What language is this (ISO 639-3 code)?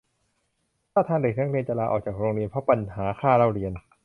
tha